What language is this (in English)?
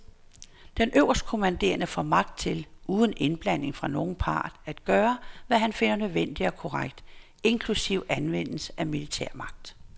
Danish